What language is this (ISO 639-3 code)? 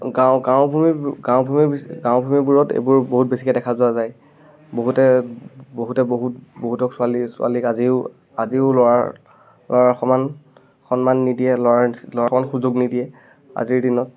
asm